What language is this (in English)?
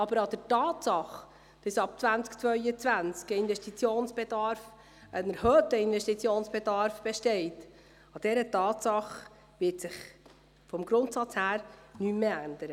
Swiss German